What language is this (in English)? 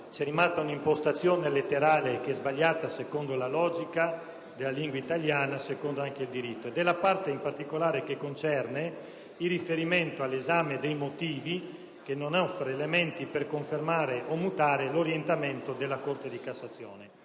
Italian